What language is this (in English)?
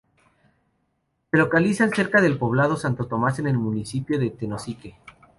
Spanish